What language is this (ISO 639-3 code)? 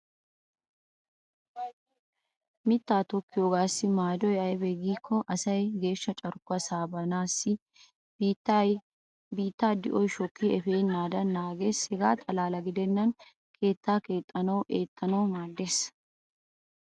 wal